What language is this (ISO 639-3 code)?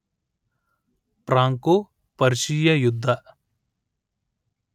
kan